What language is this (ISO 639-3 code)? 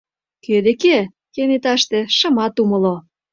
chm